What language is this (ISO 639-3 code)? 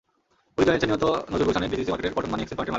ben